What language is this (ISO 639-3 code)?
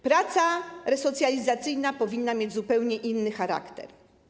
pol